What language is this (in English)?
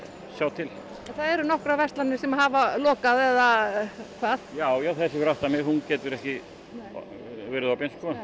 Icelandic